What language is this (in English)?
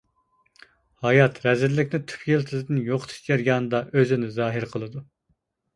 Uyghur